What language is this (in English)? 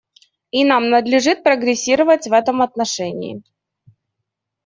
Russian